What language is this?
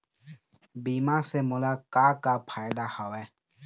Chhattisgarhi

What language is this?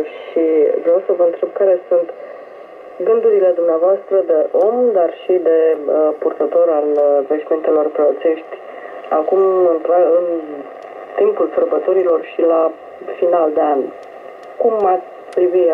Romanian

